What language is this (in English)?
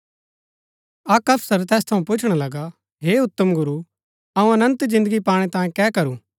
Gaddi